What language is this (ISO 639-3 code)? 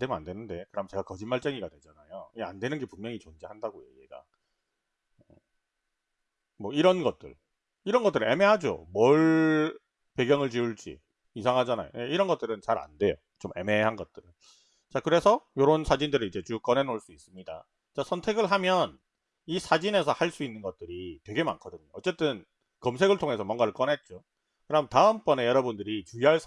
kor